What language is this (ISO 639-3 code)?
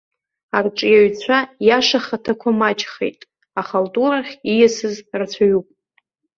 abk